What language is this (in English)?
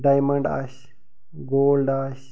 Kashmiri